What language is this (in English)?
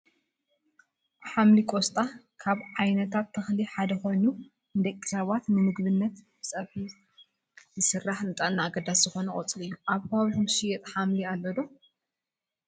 Tigrinya